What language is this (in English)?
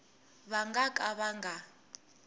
Tsonga